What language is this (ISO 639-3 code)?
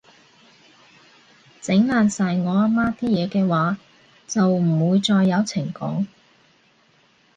yue